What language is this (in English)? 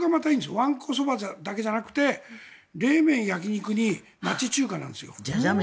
Japanese